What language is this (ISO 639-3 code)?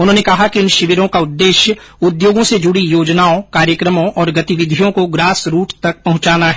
hin